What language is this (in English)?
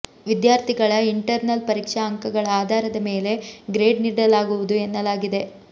Kannada